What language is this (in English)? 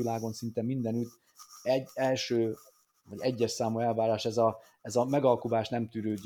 Hungarian